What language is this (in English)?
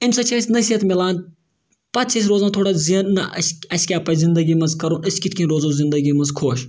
Kashmiri